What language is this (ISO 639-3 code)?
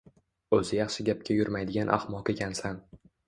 uzb